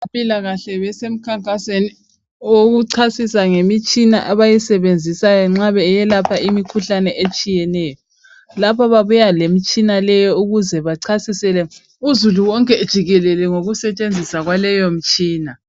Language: North Ndebele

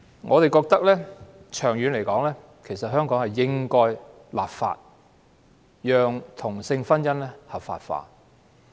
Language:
Cantonese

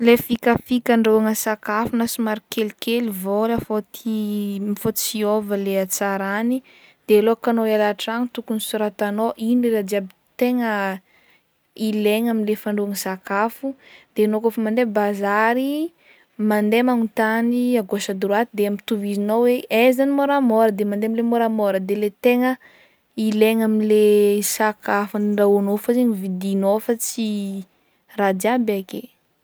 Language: Northern Betsimisaraka Malagasy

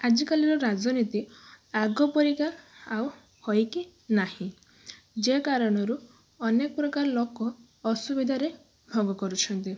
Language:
Odia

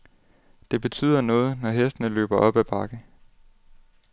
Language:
Danish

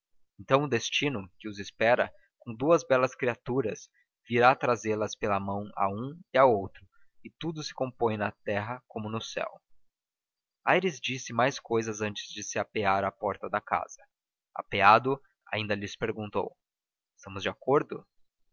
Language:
Portuguese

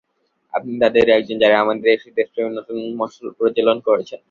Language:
Bangla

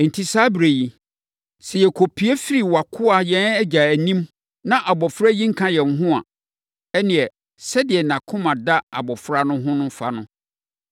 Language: Akan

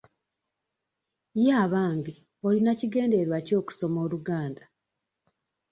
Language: Ganda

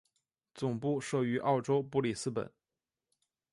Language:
Chinese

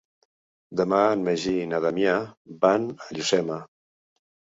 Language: Catalan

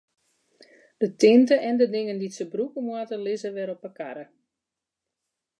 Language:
Western Frisian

